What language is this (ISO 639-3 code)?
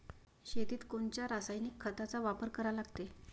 mar